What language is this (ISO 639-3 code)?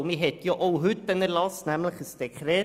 gsw